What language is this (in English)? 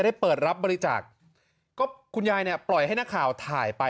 Thai